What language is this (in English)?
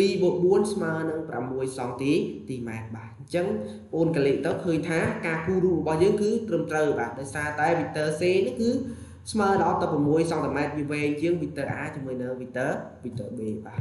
Vietnamese